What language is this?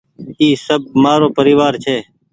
Goaria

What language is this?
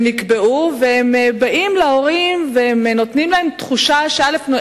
Hebrew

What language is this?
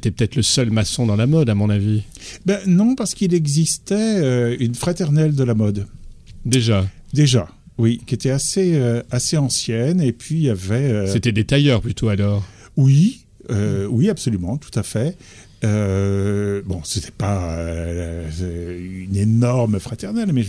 French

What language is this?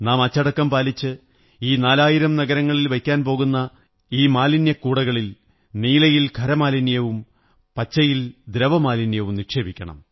Malayalam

